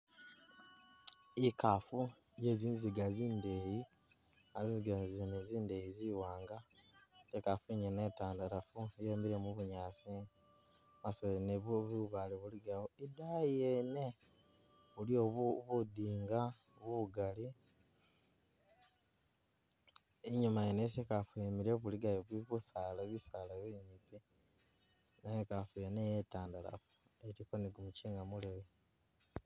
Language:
Masaaba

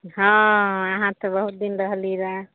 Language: Maithili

